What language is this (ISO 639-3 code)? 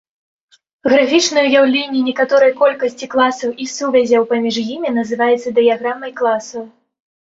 bel